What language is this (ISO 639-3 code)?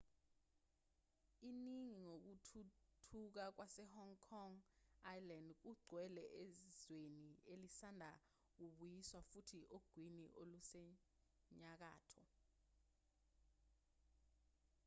zul